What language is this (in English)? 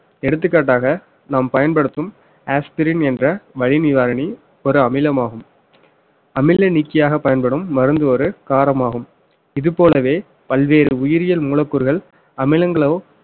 Tamil